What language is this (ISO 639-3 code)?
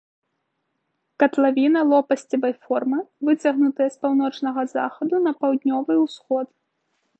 bel